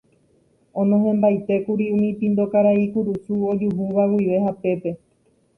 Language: Guarani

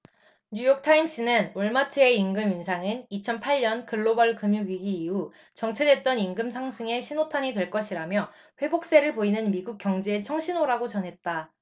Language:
Korean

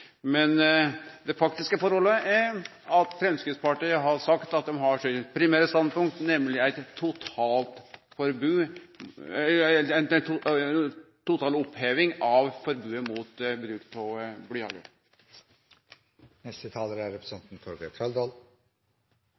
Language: Norwegian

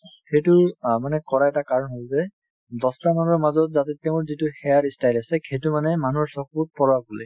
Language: Assamese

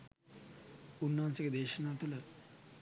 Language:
Sinhala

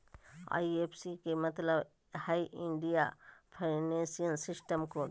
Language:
Magahi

